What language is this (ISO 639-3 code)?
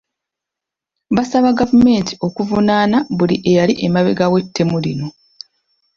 lug